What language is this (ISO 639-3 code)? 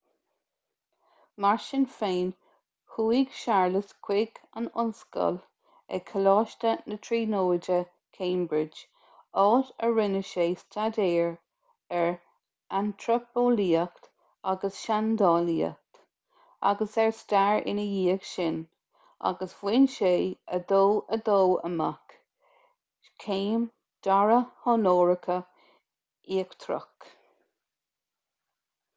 gle